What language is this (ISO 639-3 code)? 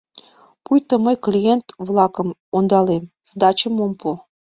chm